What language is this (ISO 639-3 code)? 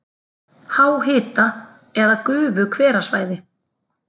isl